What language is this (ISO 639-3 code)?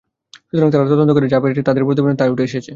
ben